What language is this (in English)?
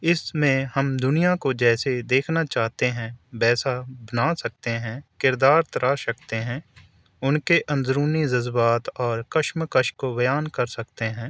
Urdu